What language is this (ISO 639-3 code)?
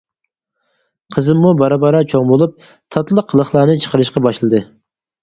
uig